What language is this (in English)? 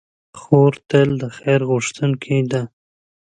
Pashto